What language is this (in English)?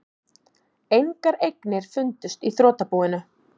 Icelandic